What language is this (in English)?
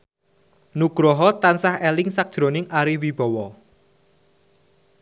Javanese